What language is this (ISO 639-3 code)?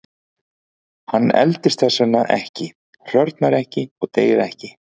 isl